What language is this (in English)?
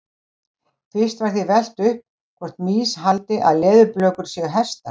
Icelandic